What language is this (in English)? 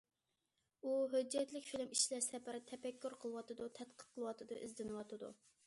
Uyghur